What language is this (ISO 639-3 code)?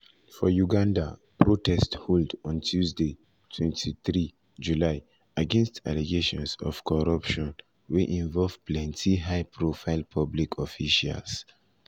pcm